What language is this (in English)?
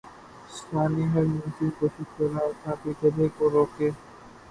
Urdu